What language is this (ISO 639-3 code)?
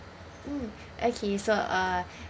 eng